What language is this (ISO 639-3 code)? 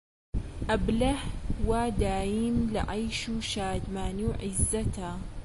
ckb